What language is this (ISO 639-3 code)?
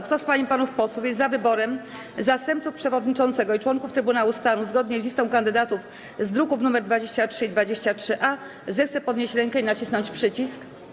pol